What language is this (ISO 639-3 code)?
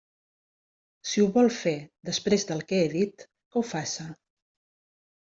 cat